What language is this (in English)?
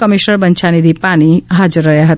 Gujarati